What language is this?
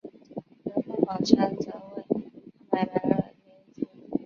Chinese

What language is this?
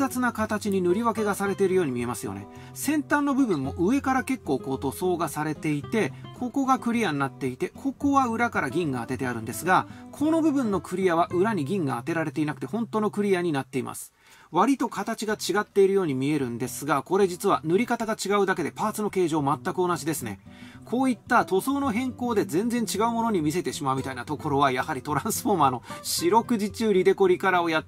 Japanese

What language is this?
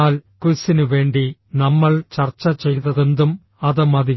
Malayalam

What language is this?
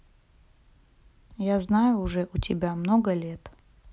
Russian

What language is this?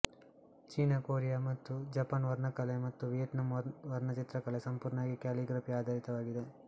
Kannada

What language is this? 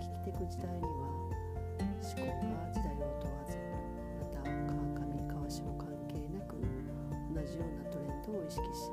Japanese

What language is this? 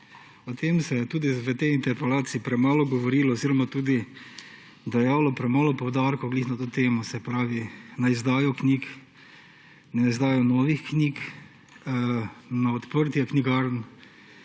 Slovenian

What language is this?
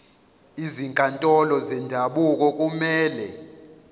Zulu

